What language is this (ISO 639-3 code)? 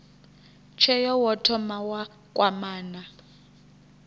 ven